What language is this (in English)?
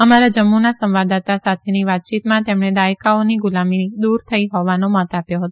Gujarati